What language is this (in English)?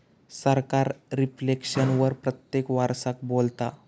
Marathi